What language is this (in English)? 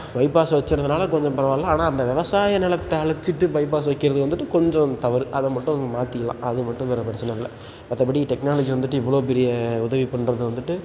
Tamil